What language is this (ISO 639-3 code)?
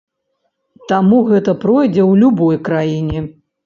bel